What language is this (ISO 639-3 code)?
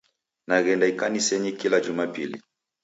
dav